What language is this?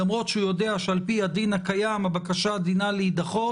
Hebrew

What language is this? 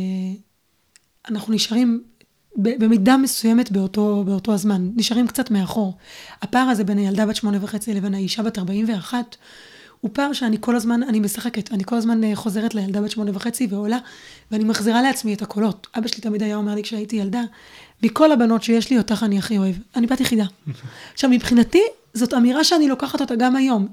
Hebrew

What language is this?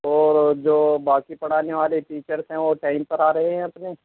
Urdu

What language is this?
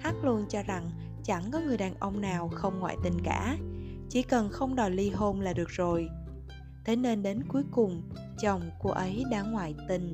Vietnamese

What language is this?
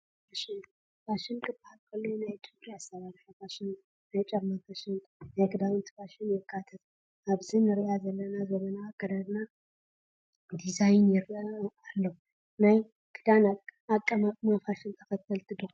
Tigrinya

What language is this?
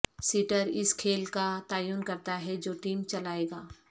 Urdu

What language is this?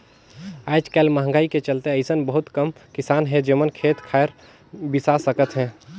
Chhattisgarhi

